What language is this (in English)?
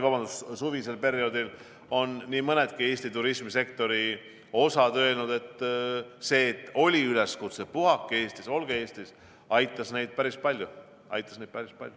Estonian